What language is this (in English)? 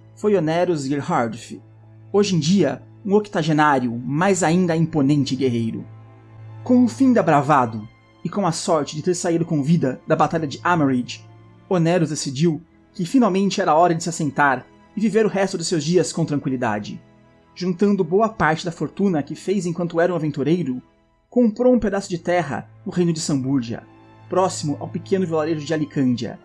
Portuguese